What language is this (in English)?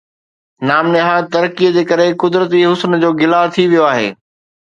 Sindhi